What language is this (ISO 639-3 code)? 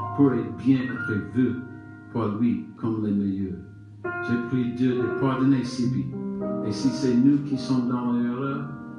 fra